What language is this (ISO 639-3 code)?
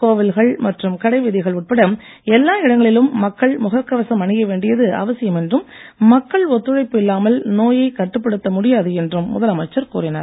tam